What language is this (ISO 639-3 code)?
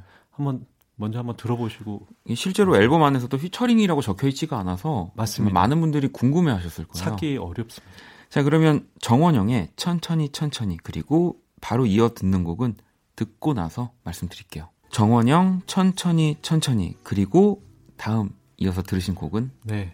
kor